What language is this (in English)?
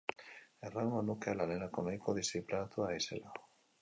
Basque